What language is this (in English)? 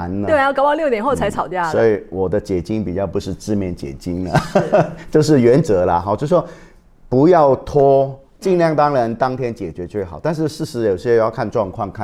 Chinese